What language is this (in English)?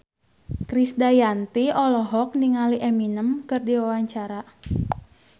Sundanese